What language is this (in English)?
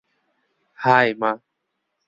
Bangla